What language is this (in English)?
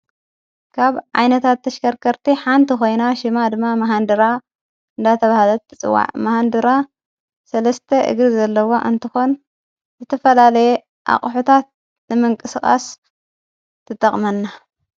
Tigrinya